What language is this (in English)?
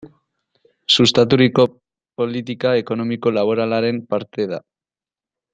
Basque